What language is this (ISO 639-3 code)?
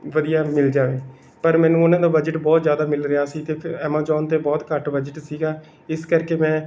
pan